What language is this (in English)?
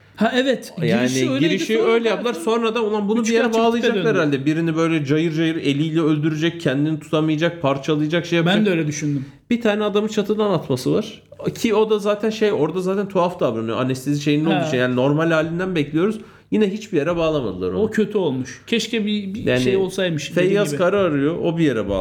Turkish